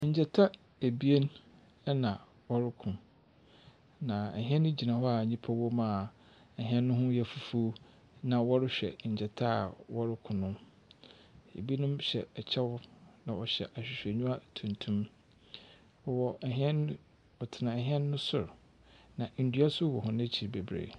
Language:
Akan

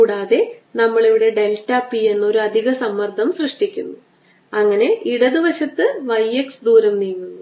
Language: Malayalam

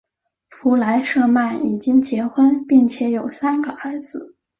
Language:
Chinese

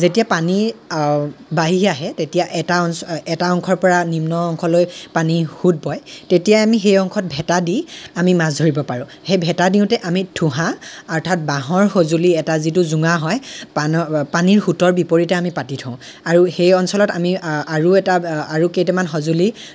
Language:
Assamese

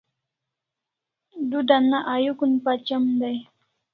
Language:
Kalasha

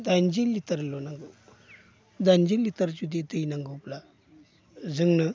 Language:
Bodo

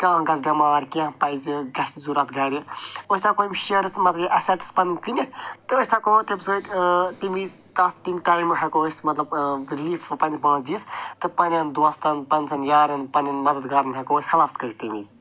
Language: Kashmiri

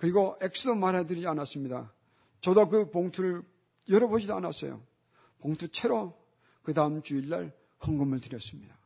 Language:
Korean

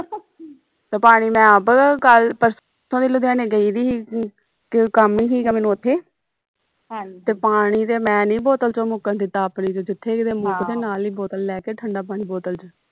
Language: Punjabi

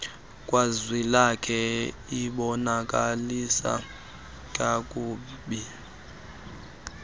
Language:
Xhosa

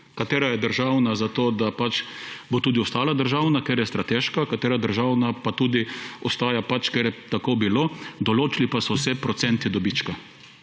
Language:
Slovenian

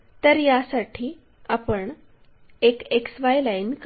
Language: Marathi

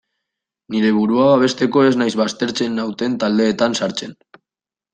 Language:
Basque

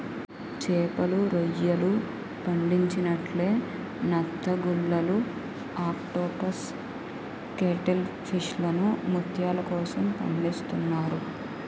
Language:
Telugu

